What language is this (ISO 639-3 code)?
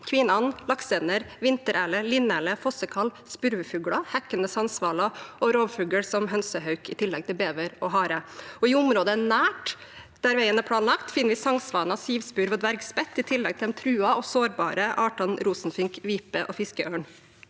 nor